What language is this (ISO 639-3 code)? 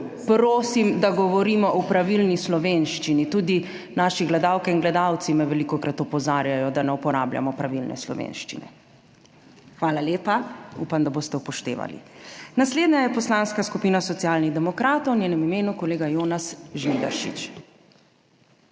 slv